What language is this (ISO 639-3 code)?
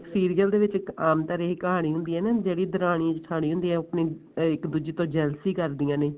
pan